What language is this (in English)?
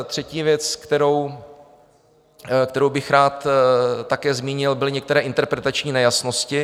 Czech